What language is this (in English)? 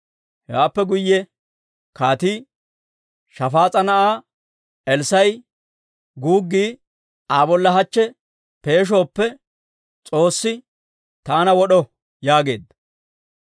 Dawro